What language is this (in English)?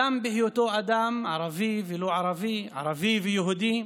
Hebrew